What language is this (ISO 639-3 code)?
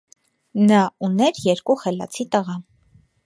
hye